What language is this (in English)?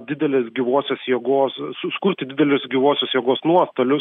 Lithuanian